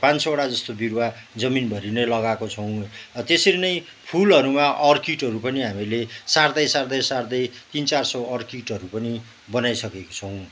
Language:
Nepali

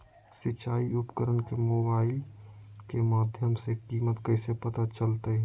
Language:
Magahi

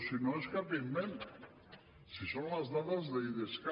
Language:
Catalan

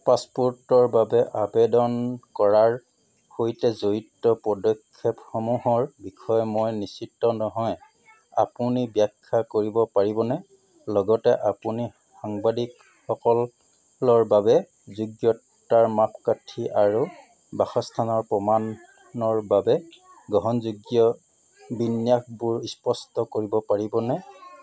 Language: Assamese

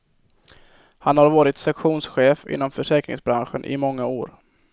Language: Swedish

